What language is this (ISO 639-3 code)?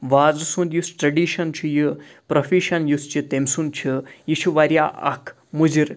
kas